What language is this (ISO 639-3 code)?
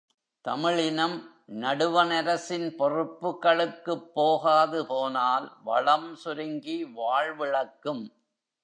tam